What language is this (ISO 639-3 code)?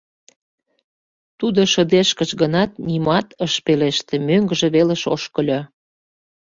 chm